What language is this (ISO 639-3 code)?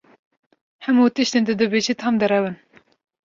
kur